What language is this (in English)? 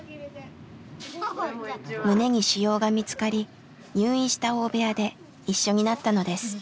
Japanese